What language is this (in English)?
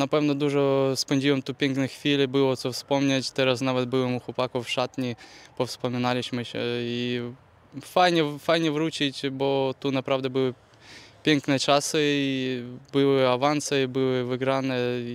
Polish